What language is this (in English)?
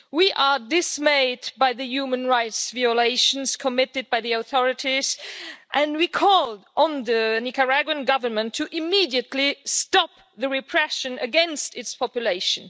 English